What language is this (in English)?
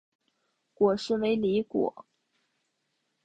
Chinese